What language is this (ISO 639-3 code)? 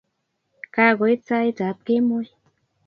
kln